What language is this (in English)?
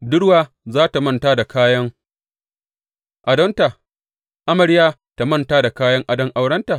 Hausa